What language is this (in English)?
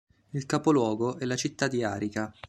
Italian